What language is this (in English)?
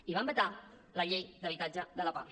Catalan